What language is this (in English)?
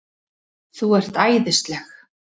Icelandic